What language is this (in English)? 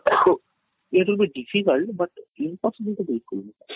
Odia